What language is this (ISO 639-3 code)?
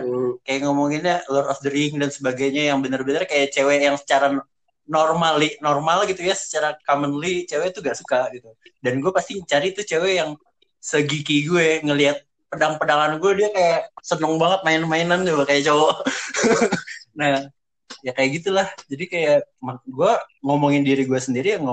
ind